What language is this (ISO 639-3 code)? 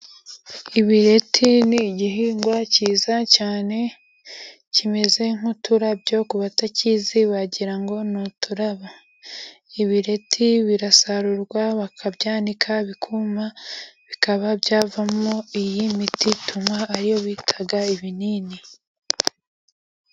kin